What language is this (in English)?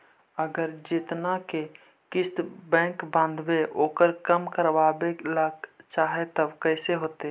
Magahi